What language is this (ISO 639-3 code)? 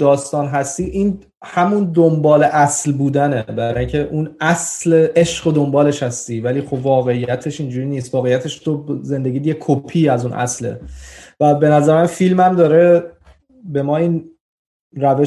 fas